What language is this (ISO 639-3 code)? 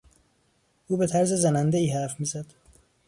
fas